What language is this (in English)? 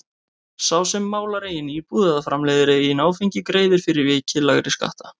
Icelandic